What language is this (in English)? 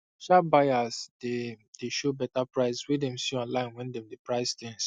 Nigerian Pidgin